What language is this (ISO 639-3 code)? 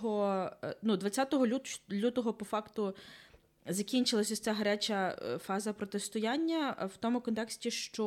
ukr